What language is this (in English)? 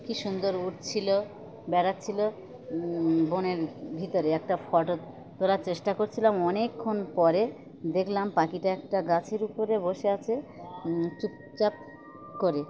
Bangla